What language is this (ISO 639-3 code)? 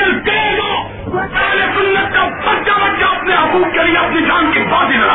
urd